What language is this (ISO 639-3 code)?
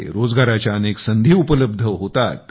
mar